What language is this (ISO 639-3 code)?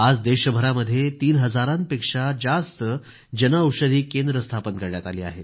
mar